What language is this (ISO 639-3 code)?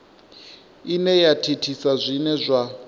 ven